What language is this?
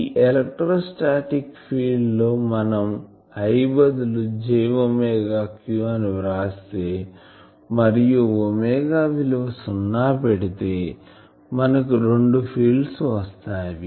Telugu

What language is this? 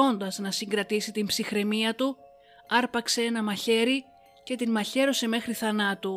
Greek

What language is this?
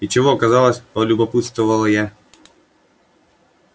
Russian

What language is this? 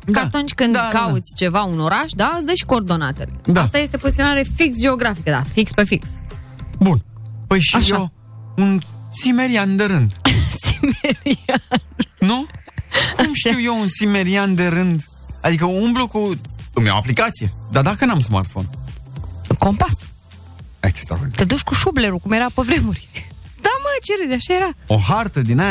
Romanian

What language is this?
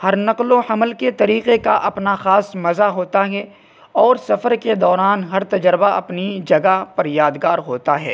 Urdu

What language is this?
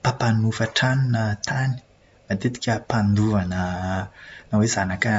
Malagasy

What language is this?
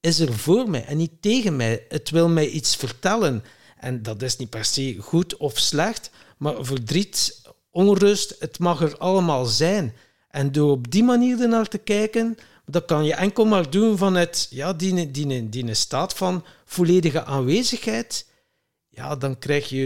Dutch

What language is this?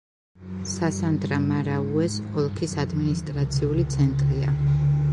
Georgian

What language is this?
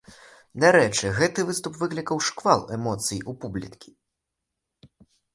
Belarusian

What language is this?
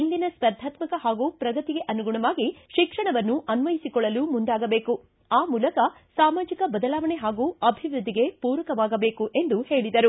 Kannada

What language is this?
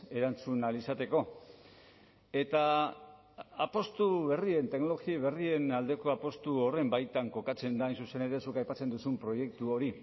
Basque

